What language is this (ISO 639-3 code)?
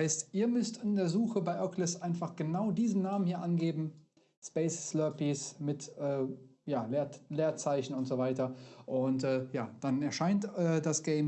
deu